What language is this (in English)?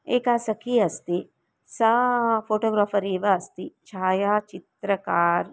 Sanskrit